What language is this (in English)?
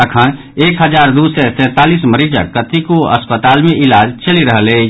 Maithili